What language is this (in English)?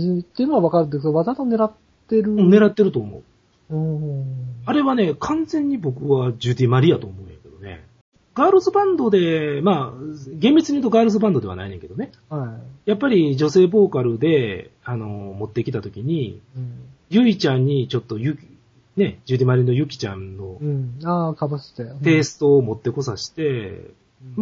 Japanese